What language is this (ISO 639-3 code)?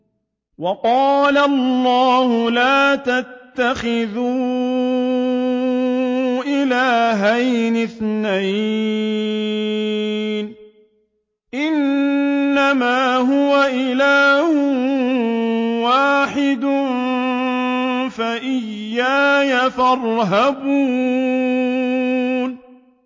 ara